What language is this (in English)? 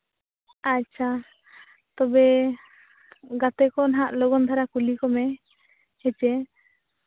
Santali